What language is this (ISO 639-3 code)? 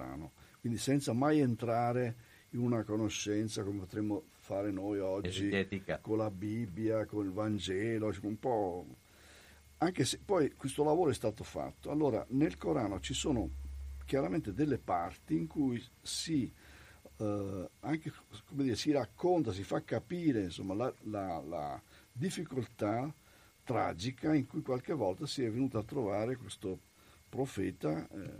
ita